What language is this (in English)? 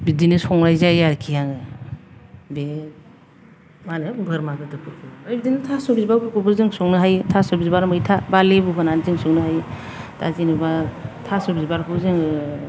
Bodo